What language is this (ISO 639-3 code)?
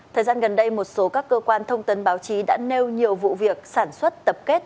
vie